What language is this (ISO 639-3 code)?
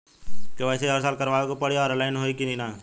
bho